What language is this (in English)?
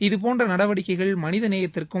Tamil